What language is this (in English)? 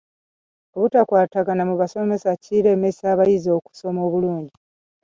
Ganda